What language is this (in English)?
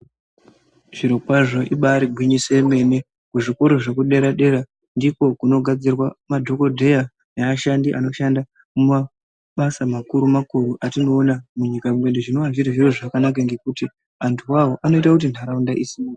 Ndau